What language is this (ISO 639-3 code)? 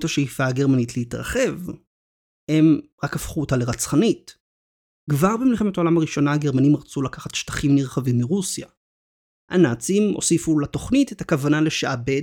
heb